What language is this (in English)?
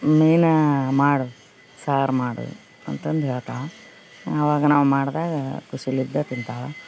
Kannada